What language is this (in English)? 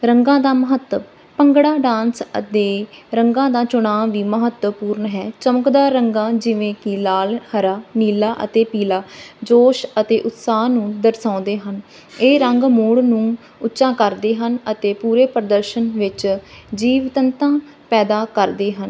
Punjabi